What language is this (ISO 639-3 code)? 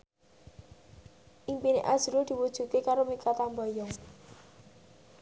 jav